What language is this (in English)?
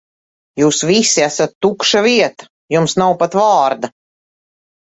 Latvian